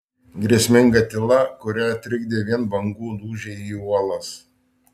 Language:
Lithuanian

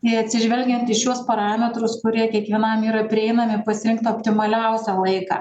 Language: Lithuanian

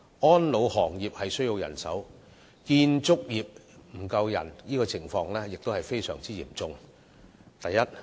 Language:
Cantonese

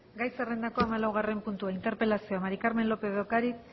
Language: Basque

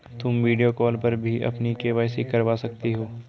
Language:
Hindi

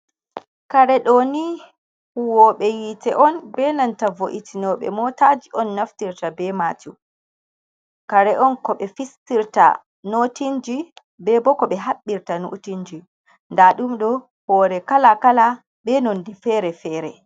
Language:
Fula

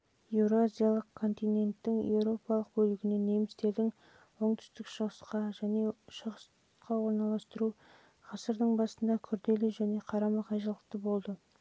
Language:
Kazakh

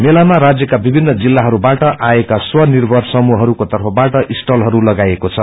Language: Nepali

